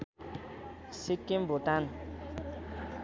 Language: Nepali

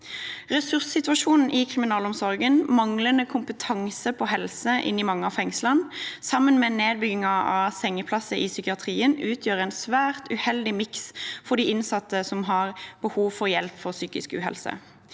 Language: Norwegian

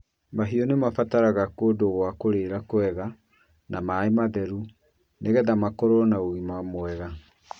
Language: Kikuyu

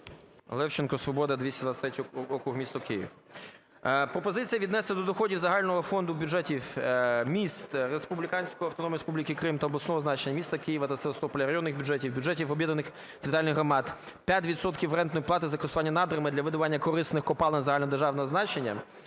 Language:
Ukrainian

